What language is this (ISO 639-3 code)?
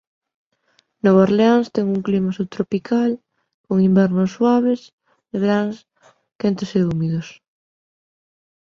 glg